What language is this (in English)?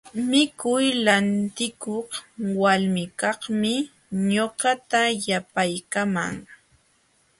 Jauja Wanca Quechua